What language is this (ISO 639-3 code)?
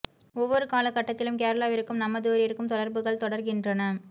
tam